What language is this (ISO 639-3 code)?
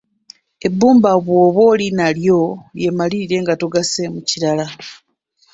lug